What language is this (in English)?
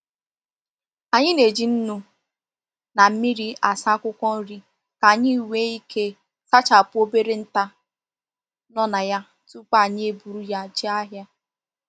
Igbo